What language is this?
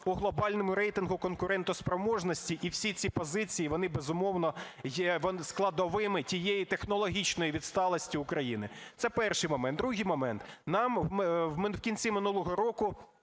Ukrainian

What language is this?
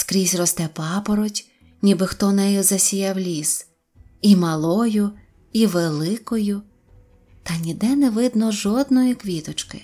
Ukrainian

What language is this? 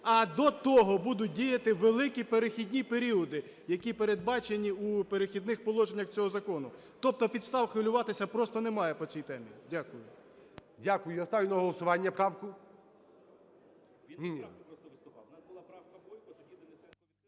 Ukrainian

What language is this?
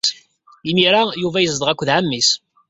Kabyle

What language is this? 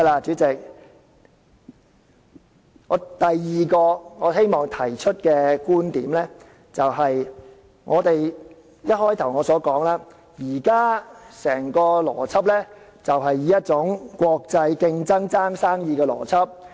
Cantonese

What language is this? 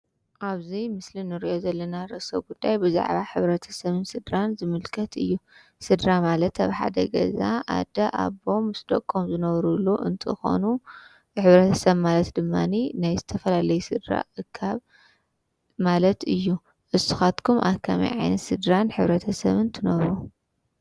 Tigrinya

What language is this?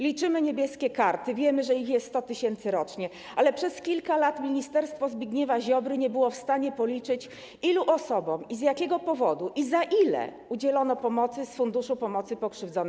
Polish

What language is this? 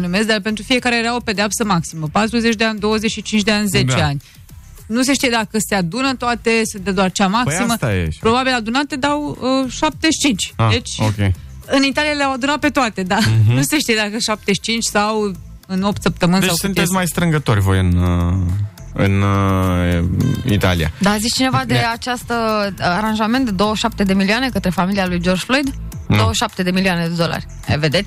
Romanian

